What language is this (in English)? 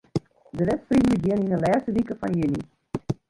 Western Frisian